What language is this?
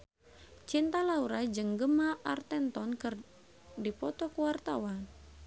Sundanese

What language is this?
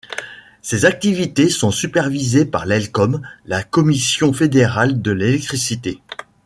French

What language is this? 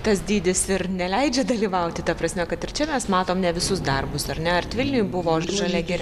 Lithuanian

